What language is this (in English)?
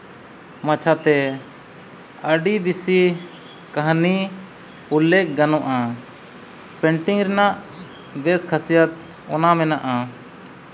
Santali